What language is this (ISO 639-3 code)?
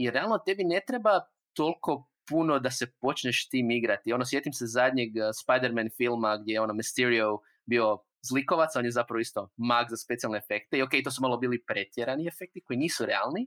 hrv